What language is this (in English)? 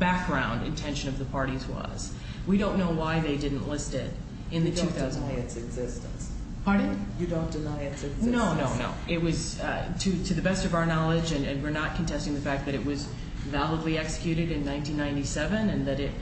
English